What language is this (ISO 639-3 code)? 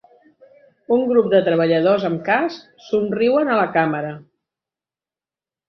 cat